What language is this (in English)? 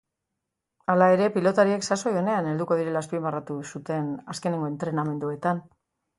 Basque